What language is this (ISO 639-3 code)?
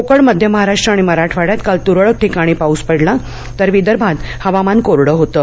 mar